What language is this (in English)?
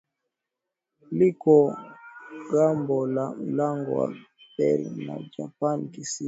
Swahili